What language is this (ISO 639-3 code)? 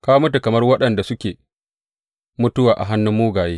hau